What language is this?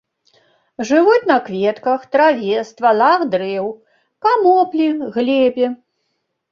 Belarusian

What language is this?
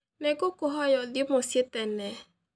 Kikuyu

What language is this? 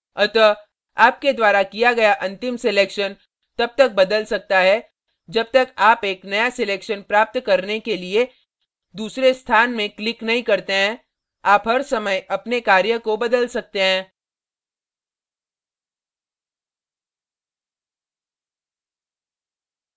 Hindi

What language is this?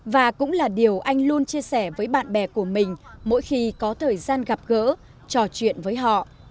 Vietnamese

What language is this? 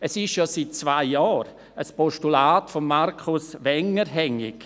Swiss German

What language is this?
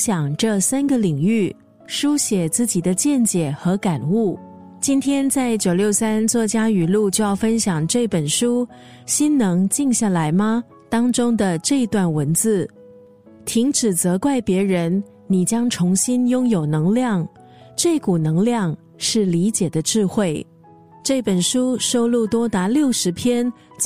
Chinese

